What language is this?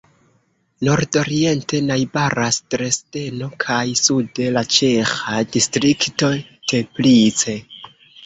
Esperanto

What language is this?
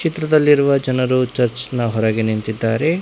Kannada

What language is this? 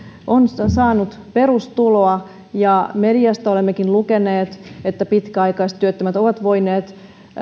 Finnish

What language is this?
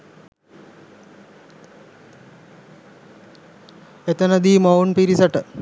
Sinhala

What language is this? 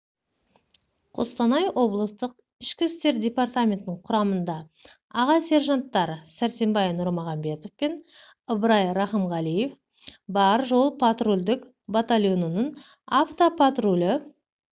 Kazakh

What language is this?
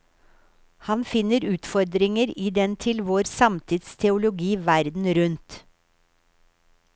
Norwegian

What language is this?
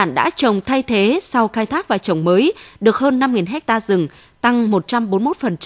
Vietnamese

